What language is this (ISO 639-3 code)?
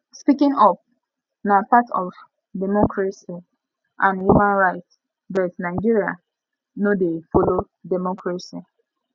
pcm